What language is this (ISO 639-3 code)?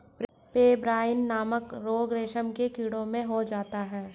hin